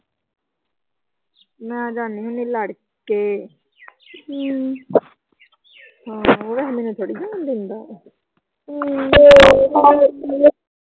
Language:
Punjabi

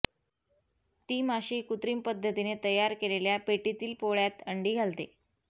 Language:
Marathi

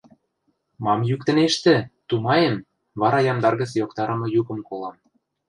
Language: Western Mari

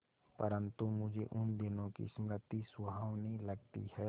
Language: Hindi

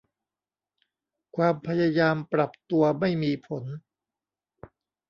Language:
Thai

